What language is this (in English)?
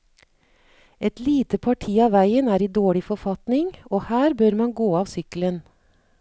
Norwegian